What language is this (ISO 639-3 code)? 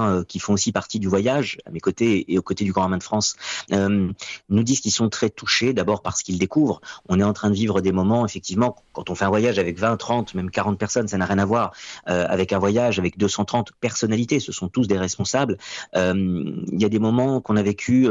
fra